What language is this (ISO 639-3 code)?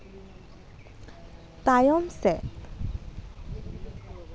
sat